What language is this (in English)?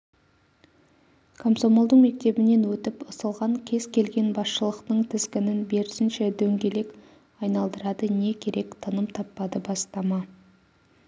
Kazakh